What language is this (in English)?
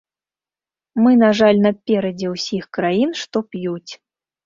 Belarusian